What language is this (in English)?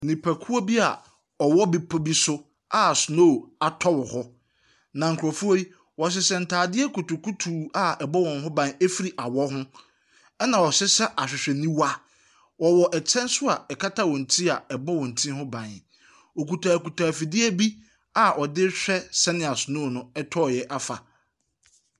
Akan